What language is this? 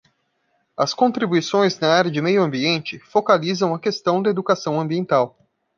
Portuguese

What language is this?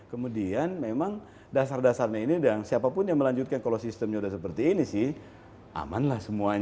Indonesian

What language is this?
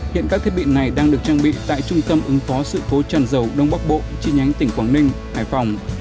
Vietnamese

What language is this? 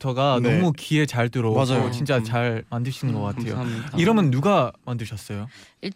Korean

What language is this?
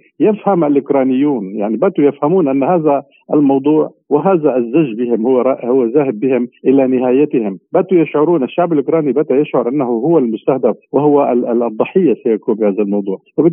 Arabic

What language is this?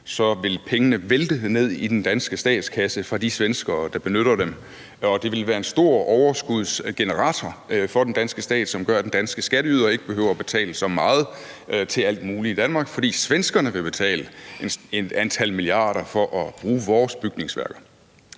Danish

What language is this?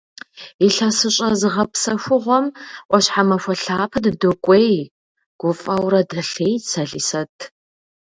Kabardian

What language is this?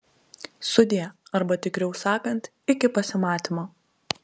Lithuanian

